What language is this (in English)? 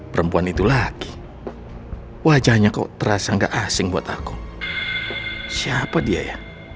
Indonesian